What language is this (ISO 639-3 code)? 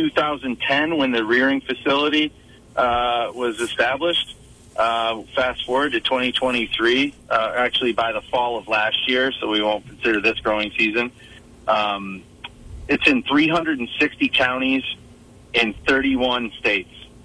eng